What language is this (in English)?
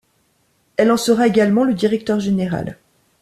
French